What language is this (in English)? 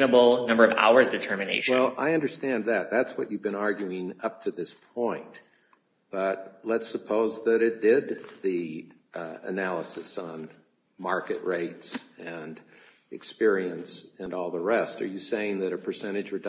English